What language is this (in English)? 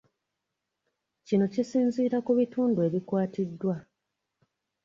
Ganda